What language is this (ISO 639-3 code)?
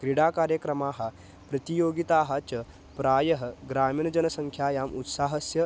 san